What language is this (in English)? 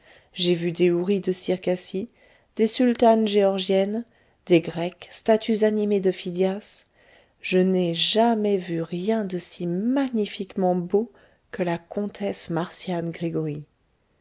French